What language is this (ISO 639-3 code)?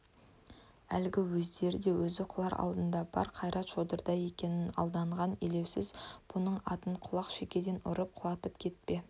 kaz